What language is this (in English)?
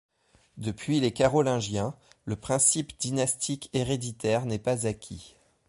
French